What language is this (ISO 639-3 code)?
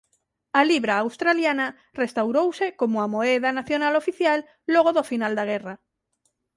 glg